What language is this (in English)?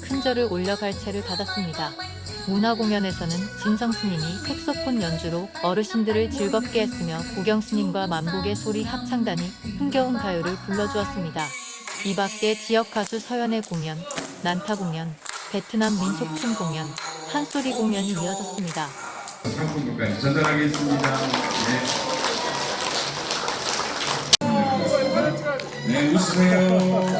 Korean